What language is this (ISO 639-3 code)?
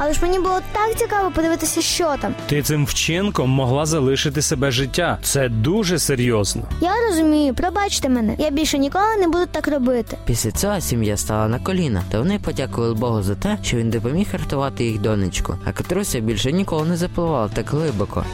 ukr